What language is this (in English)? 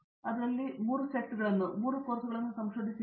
Kannada